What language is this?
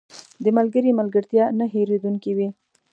Pashto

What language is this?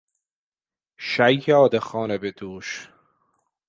Persian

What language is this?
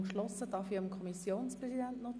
Swiss German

